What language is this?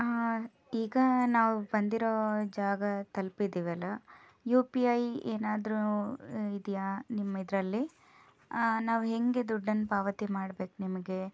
Kannada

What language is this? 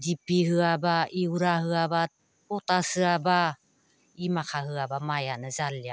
Bodo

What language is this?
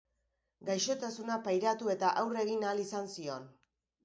Basque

